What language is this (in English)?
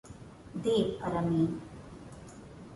Portuguese